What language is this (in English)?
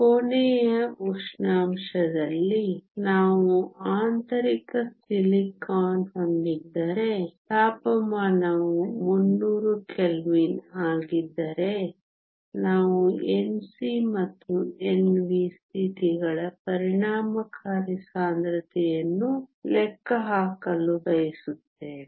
Kannada